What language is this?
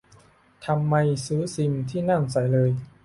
Thai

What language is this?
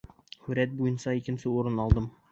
Bashkir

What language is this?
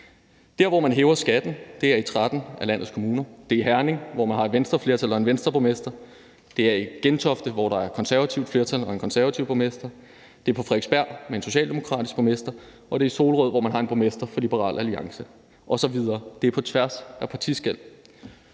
Danish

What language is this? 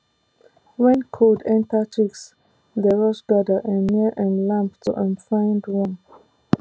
Nigerian Pidgin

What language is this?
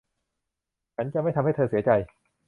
Thai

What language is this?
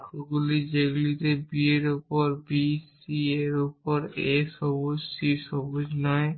Bangla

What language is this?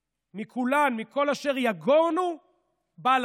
Hebrew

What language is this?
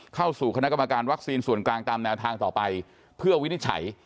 Thai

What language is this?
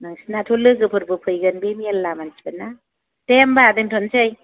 Bodo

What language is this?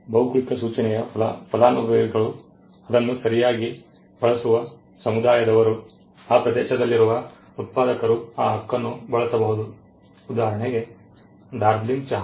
Kannada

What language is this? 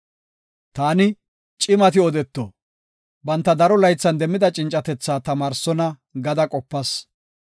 Gofa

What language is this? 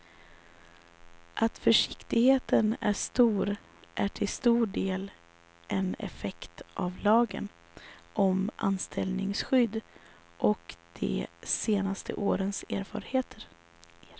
Swedish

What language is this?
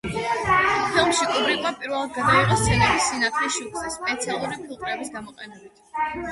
Georgian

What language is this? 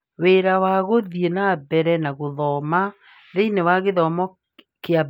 Kikuyu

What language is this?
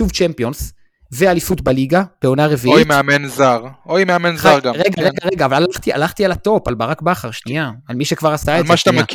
Hebrew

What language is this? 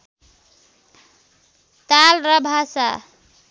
Nepali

